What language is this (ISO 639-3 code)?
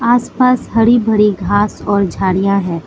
hin